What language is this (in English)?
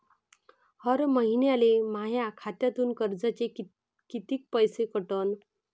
Marathi